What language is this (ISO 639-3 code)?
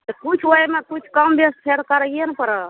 mai